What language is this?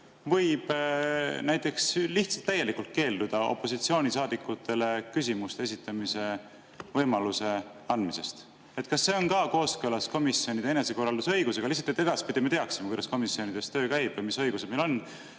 Estonian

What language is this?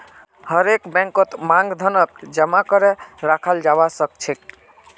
Magahi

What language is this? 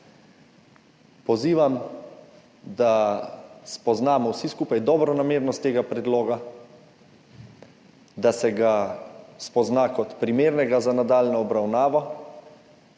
Slovenian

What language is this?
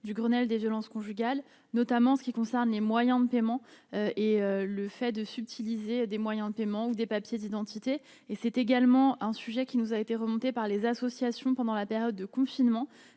French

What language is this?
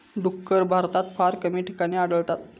Marathi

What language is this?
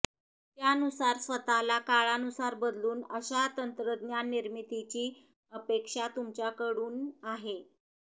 Marathi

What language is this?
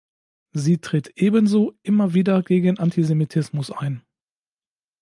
German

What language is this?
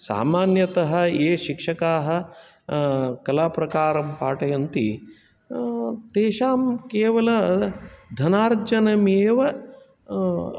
Sanskrit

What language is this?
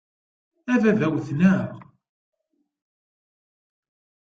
Kabyle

